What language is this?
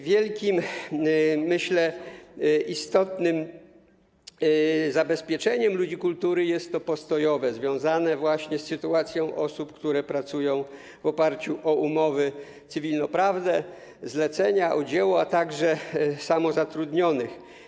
Polish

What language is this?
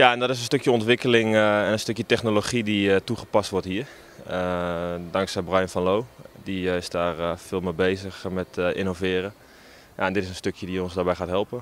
Dutch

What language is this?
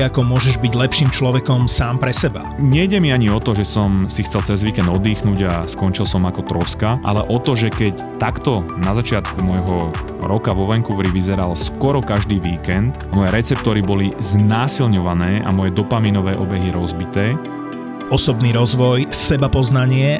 Slovak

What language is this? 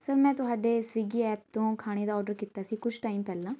Punjabi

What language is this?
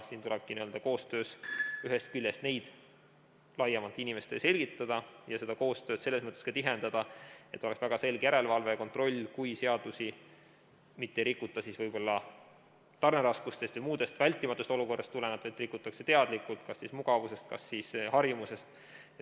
Estonian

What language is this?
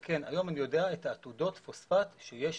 Hebrew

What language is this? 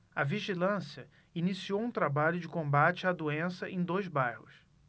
Portuguese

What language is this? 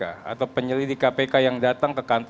Indonesian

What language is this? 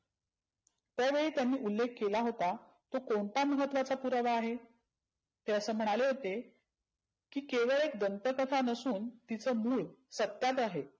Marathi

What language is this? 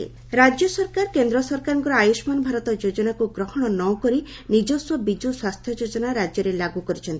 Odia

